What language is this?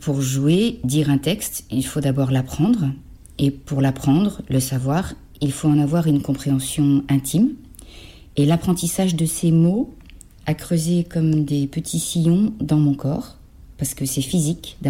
French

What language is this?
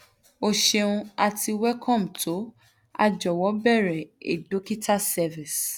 Yoruba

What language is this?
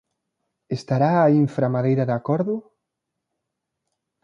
Galician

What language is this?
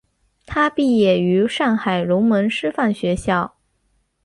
Chinese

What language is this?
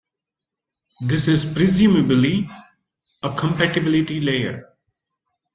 English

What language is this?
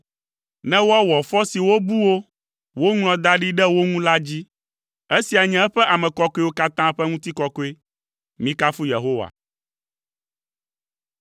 Ewe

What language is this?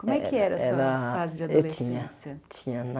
Portuguese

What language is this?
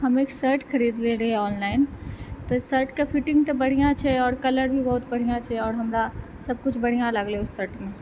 Maithili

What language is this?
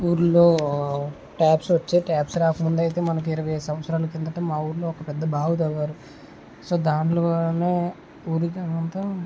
Telugu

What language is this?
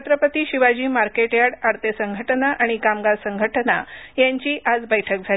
Marathi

